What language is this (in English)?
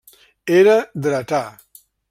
Catalan